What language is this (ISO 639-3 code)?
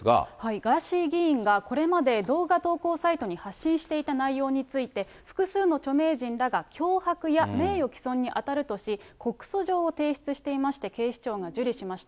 jpn